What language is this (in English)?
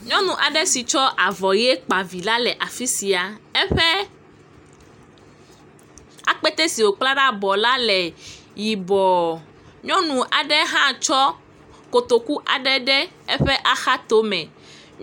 Ewe